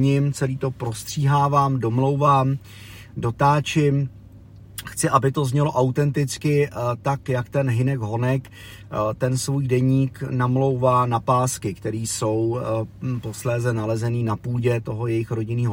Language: Czech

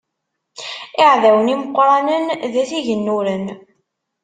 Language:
Kabyle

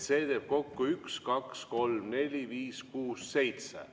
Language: Estonian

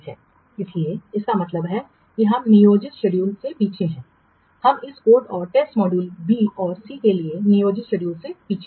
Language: Hindi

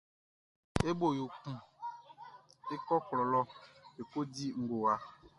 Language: Baoulé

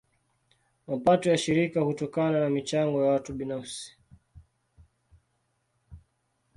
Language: Swahili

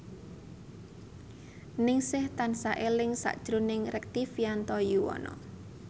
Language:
Javanese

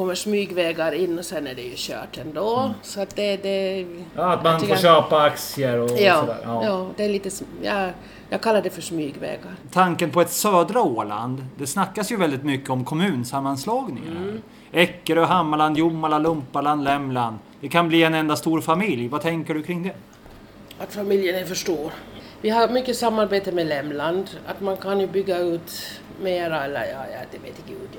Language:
Swedish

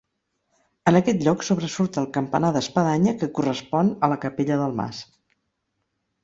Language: Catalan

